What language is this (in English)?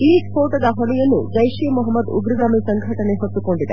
Kannada